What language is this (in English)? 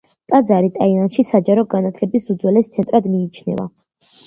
Georgian